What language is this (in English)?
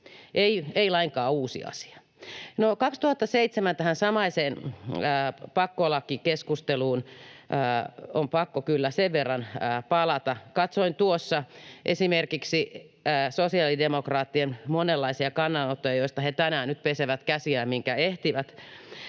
Finnish